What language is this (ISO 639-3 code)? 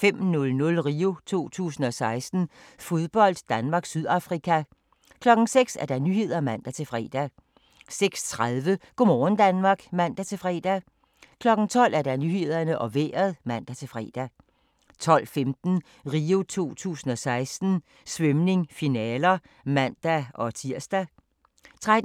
dan